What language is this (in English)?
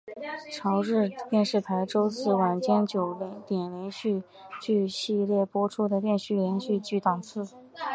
Chinese